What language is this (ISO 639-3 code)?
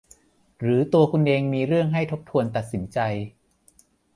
tha